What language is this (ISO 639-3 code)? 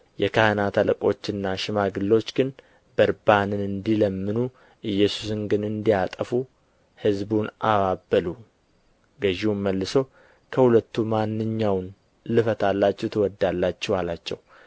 amh